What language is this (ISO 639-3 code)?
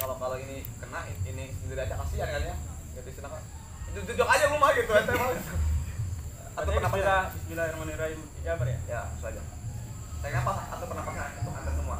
ind